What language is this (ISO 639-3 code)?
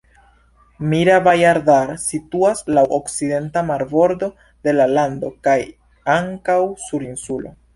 epo